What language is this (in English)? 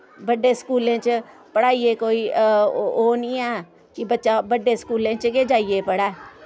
Dogri